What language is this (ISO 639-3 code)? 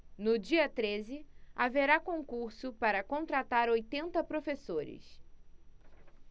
por